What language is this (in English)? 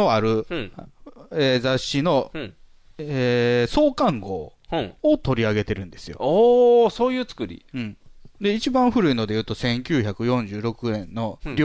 Japanese